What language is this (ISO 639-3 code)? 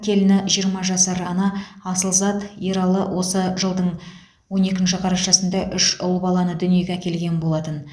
kaz